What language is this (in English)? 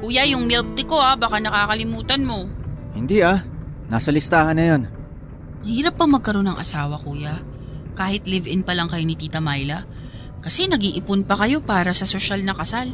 Filipino